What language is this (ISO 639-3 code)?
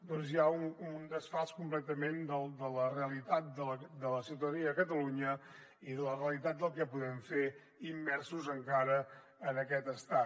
cat